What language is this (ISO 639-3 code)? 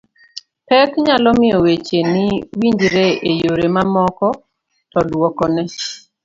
luo